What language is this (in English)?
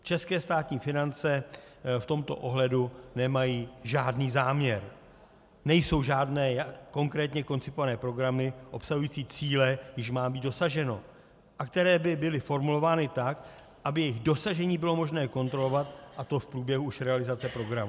Czech